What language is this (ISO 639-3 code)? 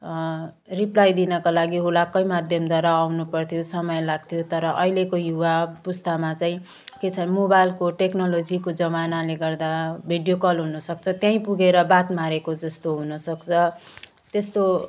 nep